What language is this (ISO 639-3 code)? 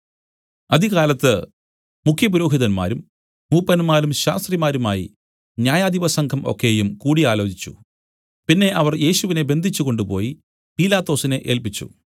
mal